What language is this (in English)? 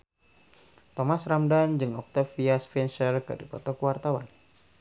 Sundanese